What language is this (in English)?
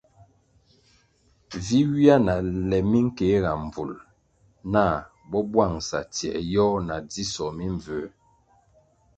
Kwasio